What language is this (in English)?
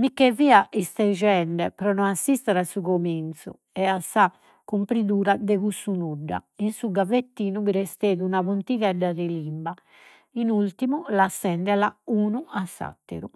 Sardinian